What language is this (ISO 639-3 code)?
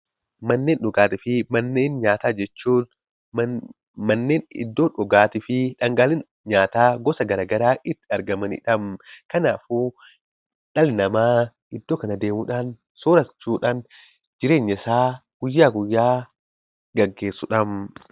orm